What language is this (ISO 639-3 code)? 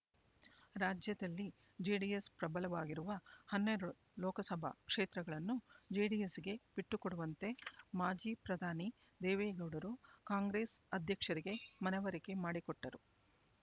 kan